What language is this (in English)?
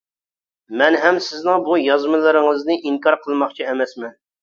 Uyghur